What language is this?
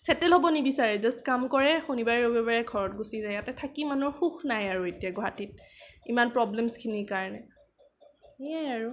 Assamese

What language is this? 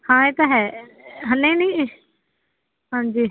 Punjabi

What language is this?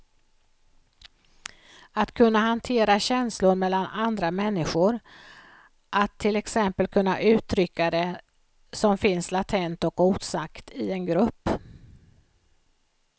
Swedish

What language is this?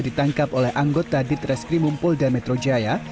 Indonesian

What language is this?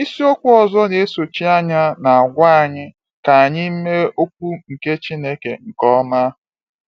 Igbo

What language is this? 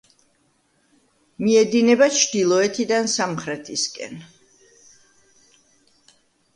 Georgian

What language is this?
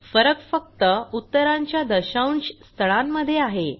Marathi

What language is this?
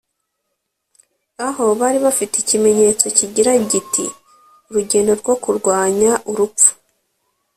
Kinyarwanda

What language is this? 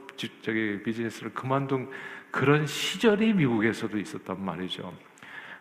Korean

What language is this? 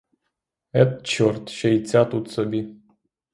Ukrainian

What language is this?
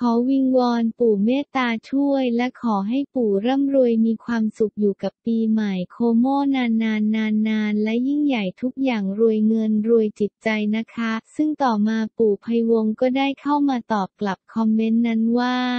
Thai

